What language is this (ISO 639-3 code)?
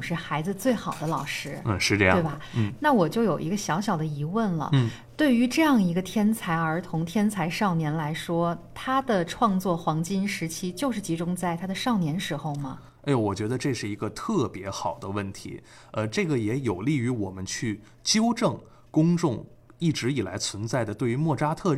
zho